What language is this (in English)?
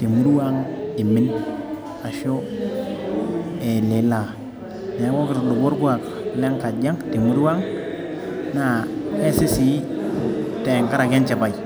Masai